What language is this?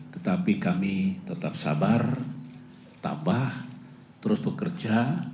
Indonesian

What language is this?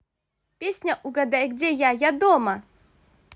Russian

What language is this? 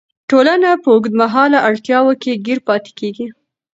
Pashto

